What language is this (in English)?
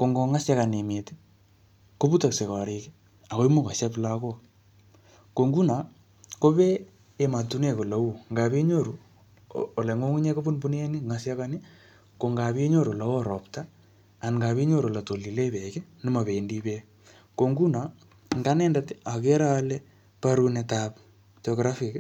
Kalenjin